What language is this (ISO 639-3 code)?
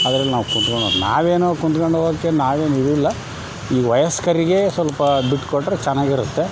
kan